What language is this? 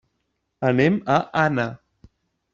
Catalan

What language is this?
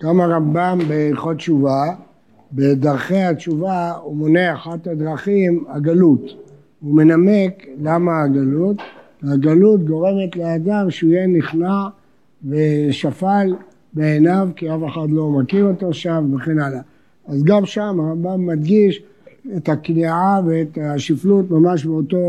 Hebrew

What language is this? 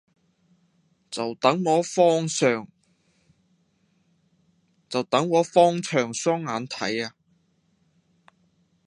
Cantonese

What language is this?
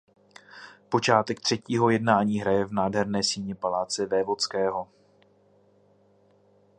Czech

